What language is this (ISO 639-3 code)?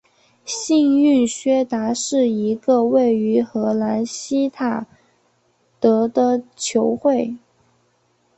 zho